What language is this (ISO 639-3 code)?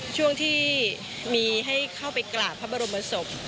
tha